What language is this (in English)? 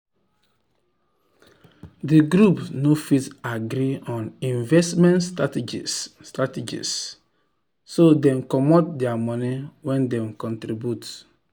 Nigerian Pidgin